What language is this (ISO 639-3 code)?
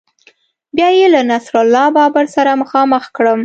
pus